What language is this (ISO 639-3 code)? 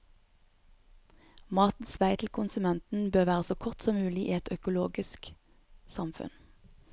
nor